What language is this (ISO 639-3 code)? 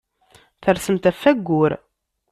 kab